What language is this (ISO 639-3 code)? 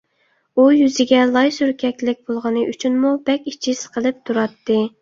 uig